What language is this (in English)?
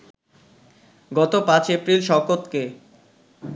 Bangla